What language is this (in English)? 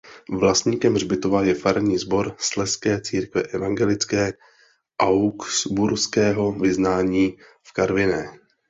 Czech